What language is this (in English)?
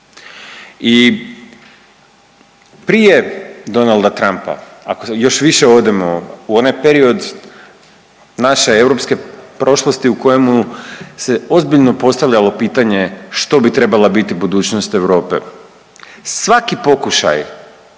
Croatian